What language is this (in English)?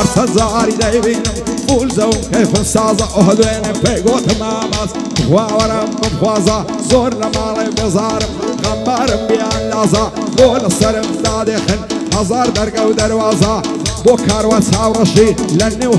Romanian